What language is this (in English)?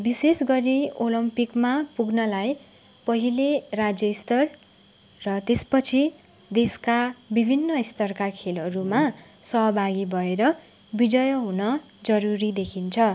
Nepali